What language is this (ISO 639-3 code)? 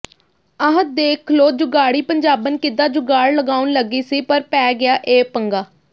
pan